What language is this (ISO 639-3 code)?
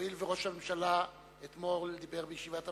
heb